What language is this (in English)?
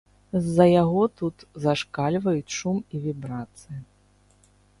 Belarusian